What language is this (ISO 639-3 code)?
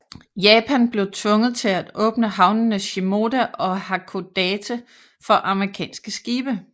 dan